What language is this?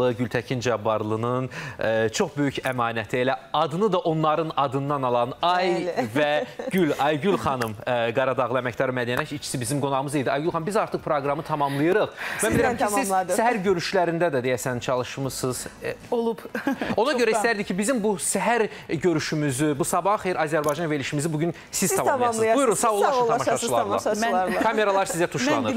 Turkish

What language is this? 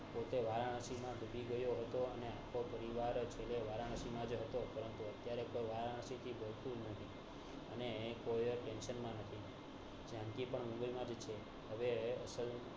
Gujarati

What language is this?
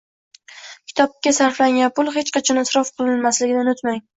Uzbek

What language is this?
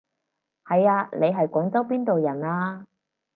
Cantonese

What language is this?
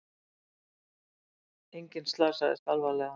Icelandic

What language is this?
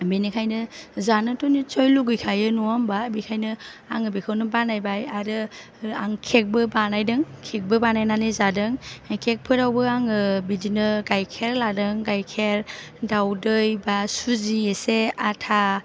Bodo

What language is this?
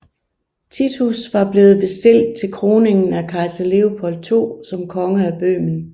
Danish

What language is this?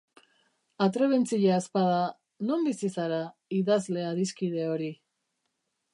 Basque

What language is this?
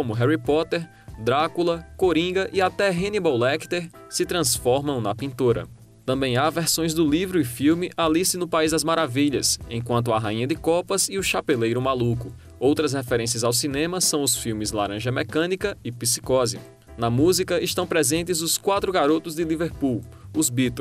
Portuguese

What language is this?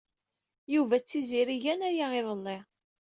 Kabyle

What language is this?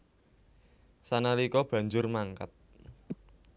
Javanese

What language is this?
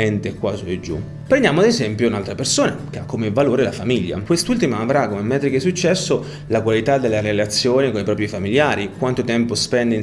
Italian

